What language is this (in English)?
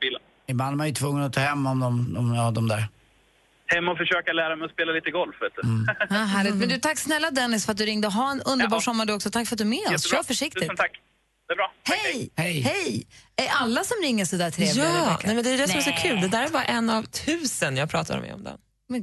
Swedish